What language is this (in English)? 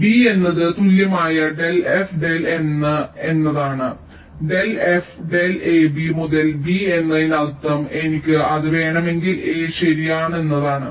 Malayalam